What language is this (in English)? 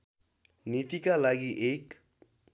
Nepali